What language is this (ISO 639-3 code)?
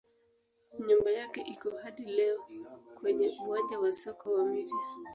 swa